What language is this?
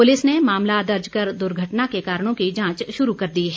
Hindi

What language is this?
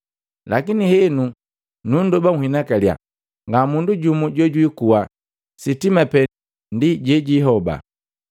Matengo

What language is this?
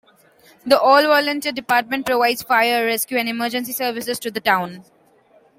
English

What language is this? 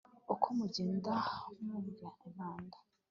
Kinyarwanda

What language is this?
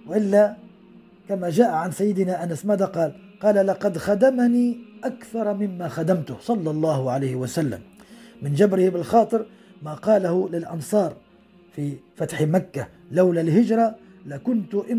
Arabic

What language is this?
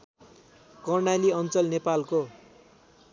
Nepali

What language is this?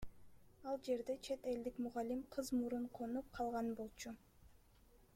Kyrgyz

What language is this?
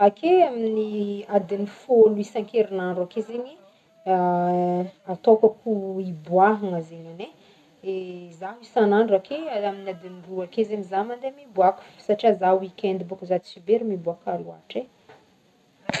Northern Betsimisaraka Malagasy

